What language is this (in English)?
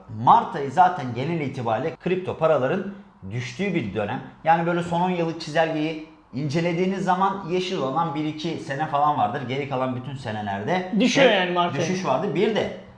Turkish